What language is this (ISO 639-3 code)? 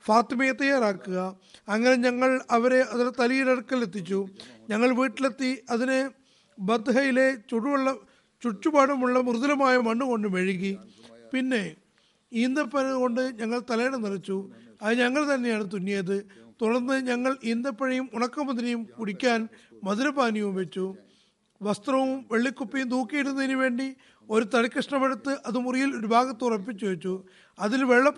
mal